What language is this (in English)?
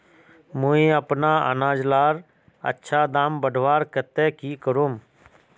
Magahi